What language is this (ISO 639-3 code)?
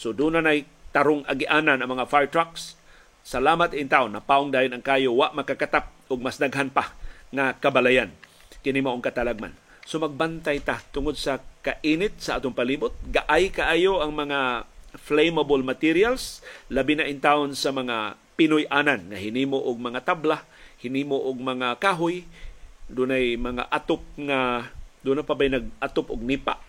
fil